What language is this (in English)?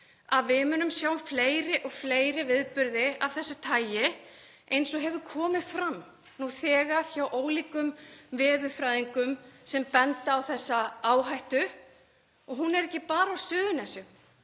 Icelandic